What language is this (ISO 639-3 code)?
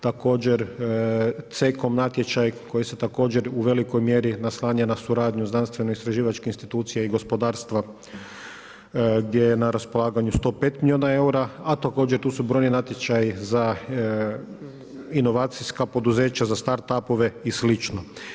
hrv